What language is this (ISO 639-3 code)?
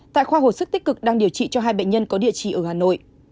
vie